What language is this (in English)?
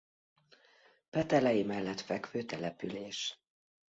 Hungarian